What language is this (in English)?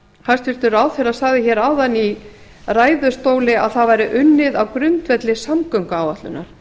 Icelandic